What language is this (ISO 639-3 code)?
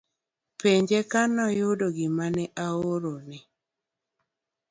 luo